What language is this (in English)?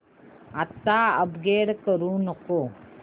Marathi